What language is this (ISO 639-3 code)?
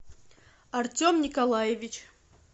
rus